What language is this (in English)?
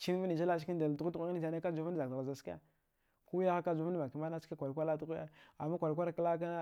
Dghwede